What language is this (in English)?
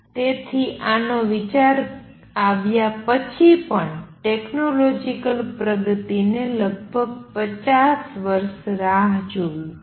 Gujarati